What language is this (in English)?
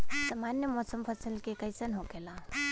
Bhojpuri